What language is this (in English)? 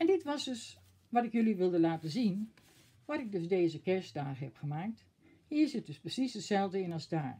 Dutch